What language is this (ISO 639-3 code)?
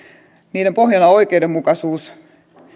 fin